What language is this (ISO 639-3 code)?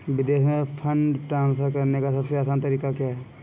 hin